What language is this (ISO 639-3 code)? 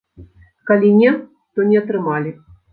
bel